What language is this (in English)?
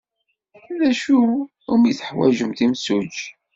Kabyle